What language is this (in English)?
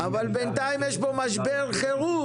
Hebrew